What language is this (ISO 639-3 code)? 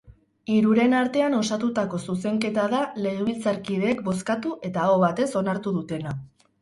eus